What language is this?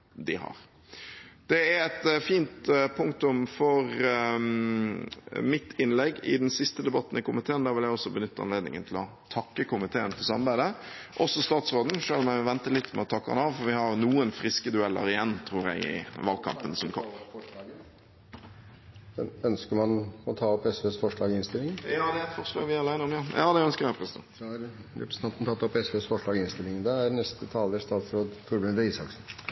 Norwegian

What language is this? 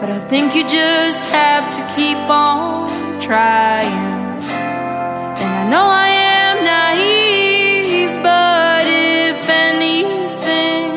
Swedish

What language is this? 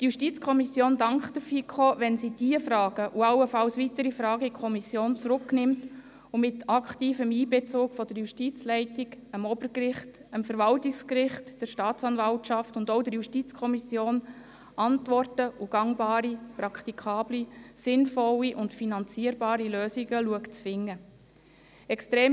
Swiss German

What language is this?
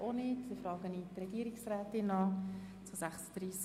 Swiss German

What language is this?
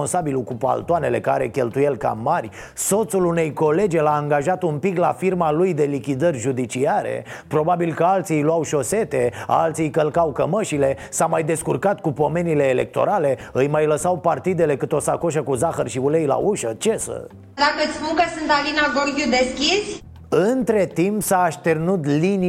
Romanian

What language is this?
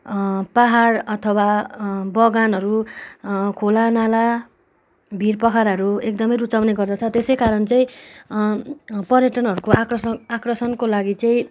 Nepali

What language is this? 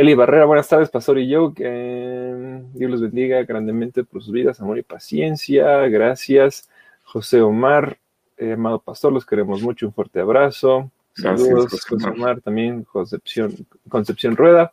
Spanish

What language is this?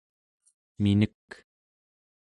Central Yupik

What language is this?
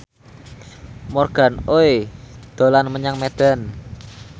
Javanese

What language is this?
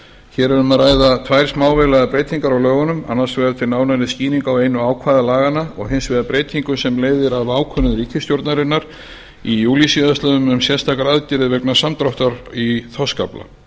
Icelandic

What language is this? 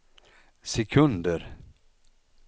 Swedish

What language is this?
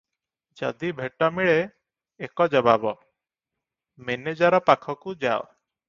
Odia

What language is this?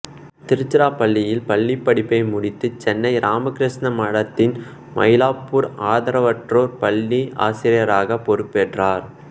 Tamil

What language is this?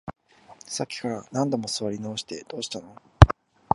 Japanese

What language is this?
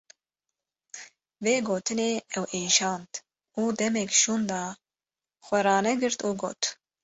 Kurdish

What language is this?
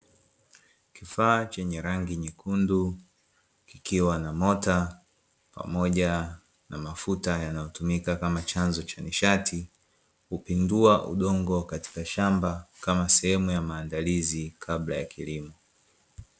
Swahili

